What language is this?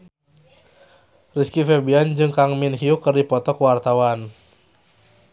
Sundanese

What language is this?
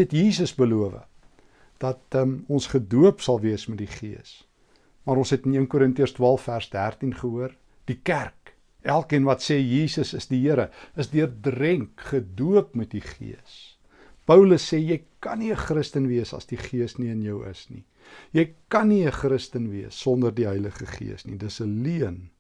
Dutch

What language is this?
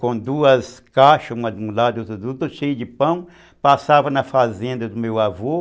Portuguese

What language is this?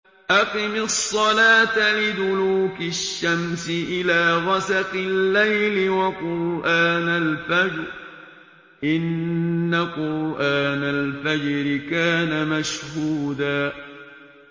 Arabic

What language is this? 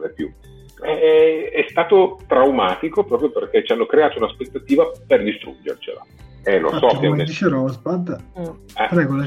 Italian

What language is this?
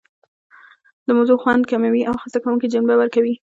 Pashto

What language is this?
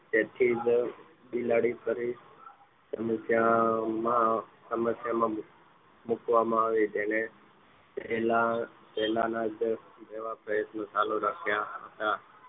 Gujarati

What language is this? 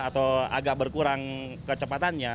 Indonesian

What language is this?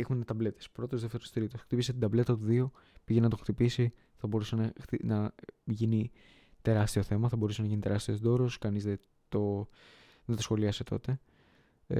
Greek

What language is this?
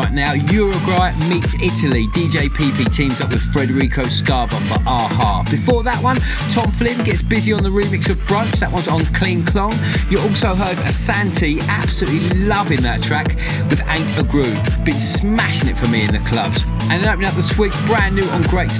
English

